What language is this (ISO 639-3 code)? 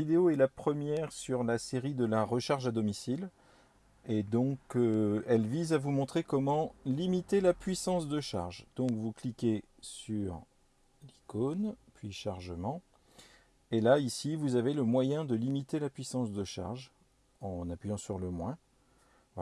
fra